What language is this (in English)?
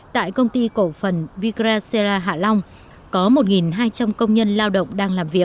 Vietnamese